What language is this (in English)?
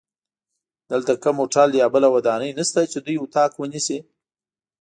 Pashto